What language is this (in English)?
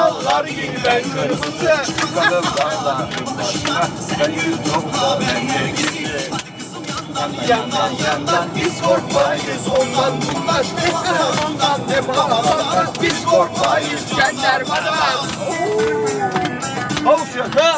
Turkish